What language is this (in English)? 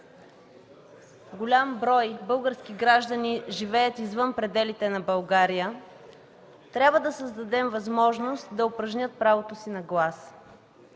Bulgarian